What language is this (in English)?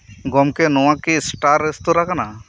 Santali